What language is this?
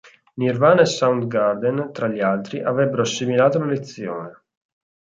Italian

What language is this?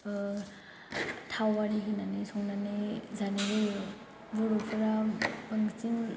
Bodo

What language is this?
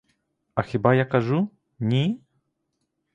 Ukrainian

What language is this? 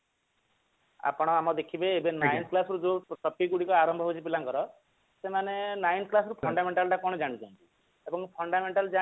Odia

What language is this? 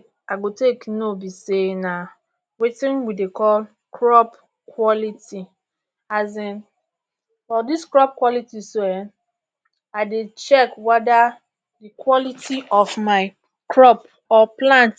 Nigerian Pidgin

